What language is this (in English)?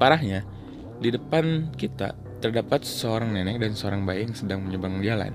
Indonesian